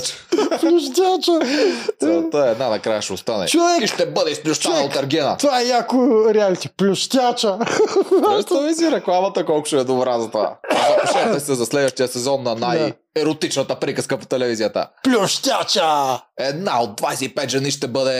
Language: Bulgarian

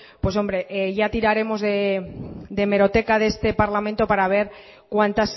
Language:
Spanish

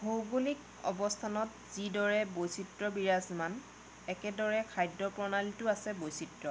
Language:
Assamese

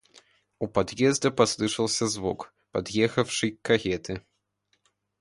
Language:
Russian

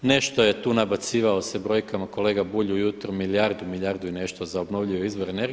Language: Croatian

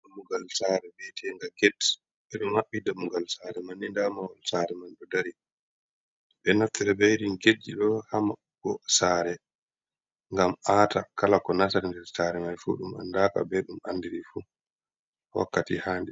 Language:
Fula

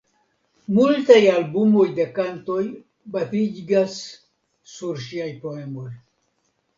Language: Esperanto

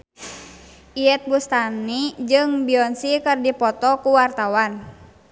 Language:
Sundanese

